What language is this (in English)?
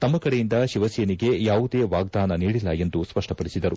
Kannada